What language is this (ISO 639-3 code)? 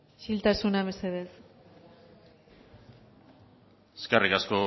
eus